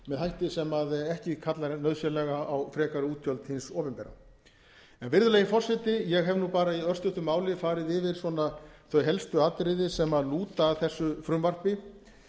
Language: Icelandic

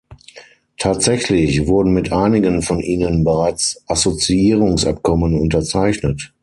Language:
German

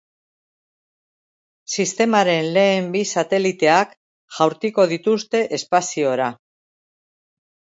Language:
Basque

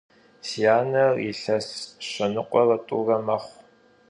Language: Kabardian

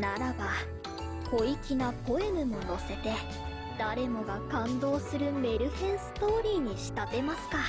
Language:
Japanese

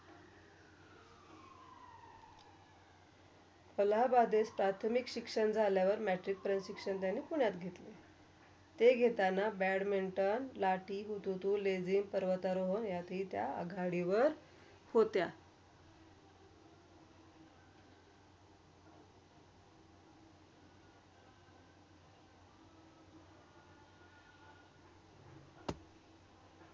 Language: Marathi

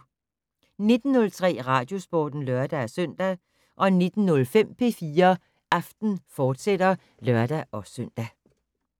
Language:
Danish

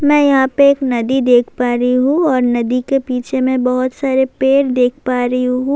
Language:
Urdu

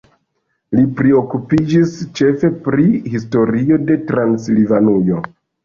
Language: Esperanto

